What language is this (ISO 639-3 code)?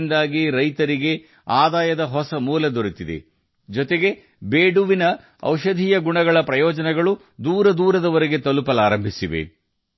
kan